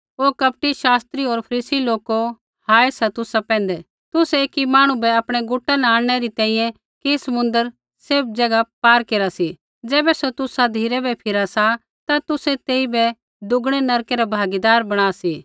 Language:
Kullu Pahari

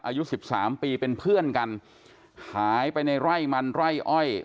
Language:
Thai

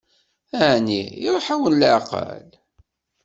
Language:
Kabyle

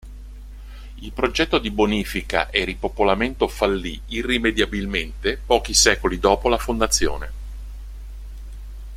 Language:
Italian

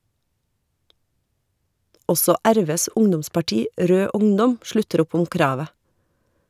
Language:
Norwegian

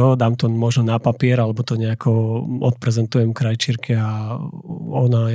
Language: Slovak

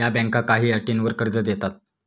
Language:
Marathi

